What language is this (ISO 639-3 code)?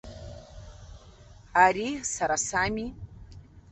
abk